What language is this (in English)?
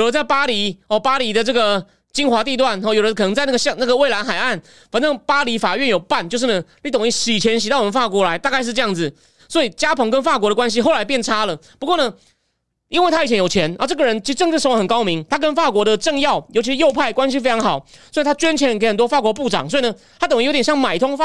Chinese